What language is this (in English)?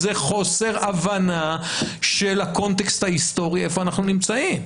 Hebrew